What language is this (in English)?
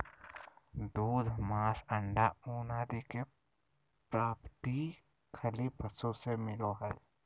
Magahi